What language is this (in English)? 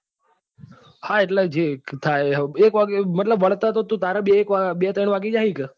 Gujarati